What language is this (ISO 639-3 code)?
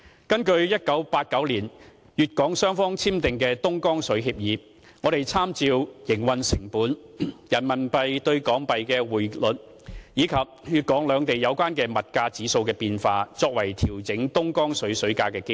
yue